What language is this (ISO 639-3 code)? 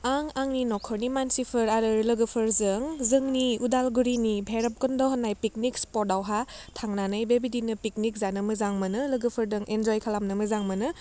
brx